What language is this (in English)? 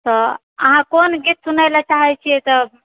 Maithili